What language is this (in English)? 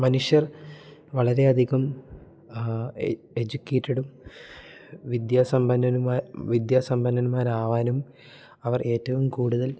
Malayalam